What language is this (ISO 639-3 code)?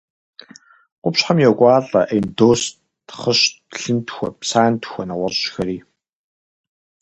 kbd